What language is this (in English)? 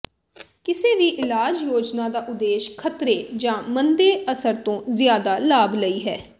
Punjabi